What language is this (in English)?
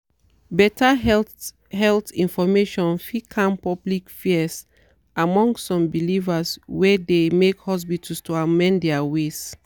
Nigerian Pidgin